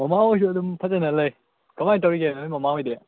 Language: Manipuri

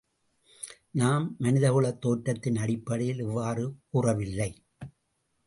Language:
Tamil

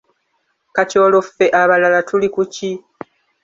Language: Ganda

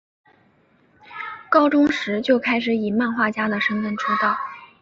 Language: Chinese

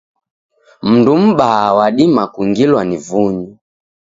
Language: Taita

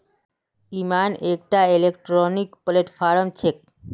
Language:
Magahi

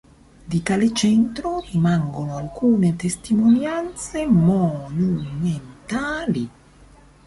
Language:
Italian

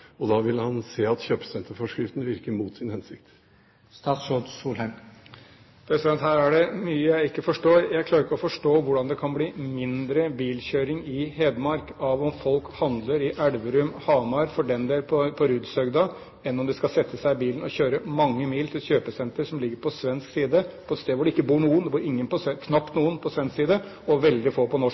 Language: Norwegian Bokmål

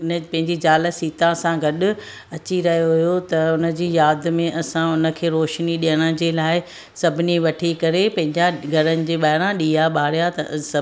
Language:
Sindhi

